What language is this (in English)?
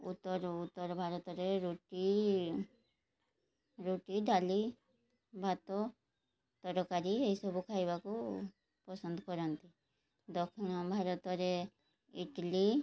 Odia